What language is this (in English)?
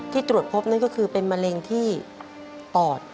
Thai